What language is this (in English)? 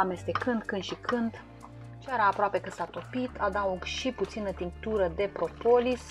Romanian